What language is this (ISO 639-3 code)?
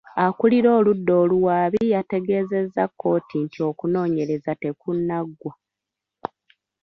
lug